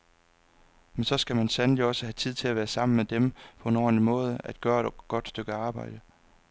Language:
Danish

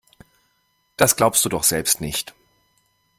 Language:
German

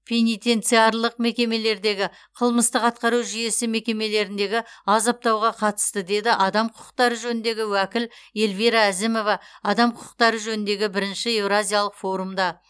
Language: Kazakh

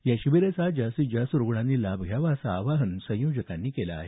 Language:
Marathi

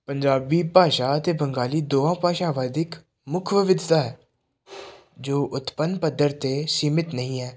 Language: Punjabi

